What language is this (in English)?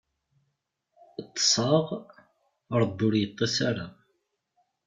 Kabyle